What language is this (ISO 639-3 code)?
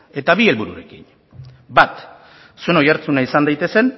eus